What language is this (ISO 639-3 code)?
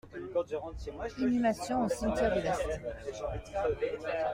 fra